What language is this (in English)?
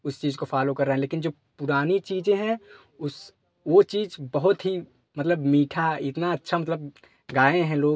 Hindi